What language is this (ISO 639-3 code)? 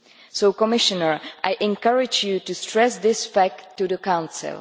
eng